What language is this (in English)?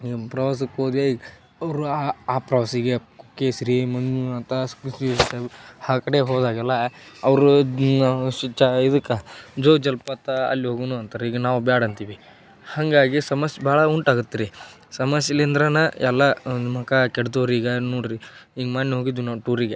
Kannada